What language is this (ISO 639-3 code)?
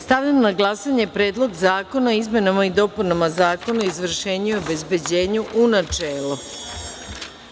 srp